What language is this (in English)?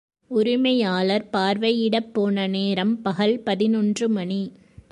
Tamil